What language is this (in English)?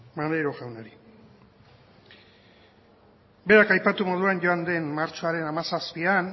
Basque